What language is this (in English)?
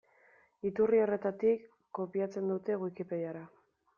Basque